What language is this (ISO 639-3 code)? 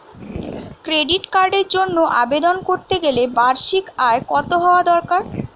ben